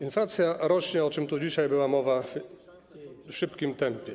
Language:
Polish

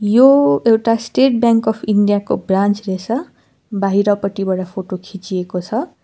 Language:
Nepali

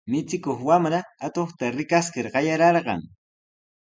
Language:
Sihuas Ancash Quechua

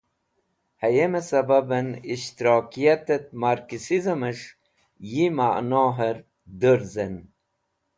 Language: Wakhi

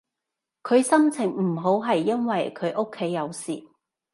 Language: Cantonese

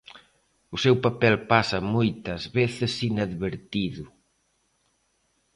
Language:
Galician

